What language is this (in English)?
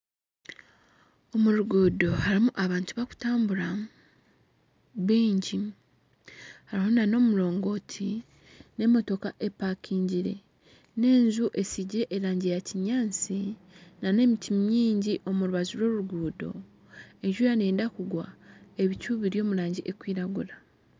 Nyankole